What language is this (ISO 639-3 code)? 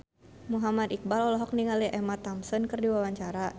sun